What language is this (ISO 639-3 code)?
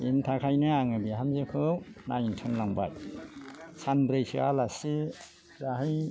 brx